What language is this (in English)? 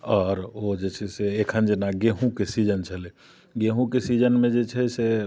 Maithili